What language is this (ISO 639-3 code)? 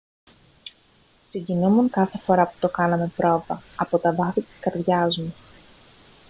ell